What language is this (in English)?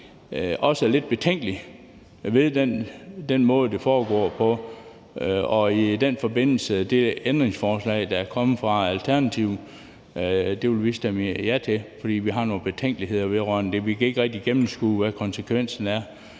Danish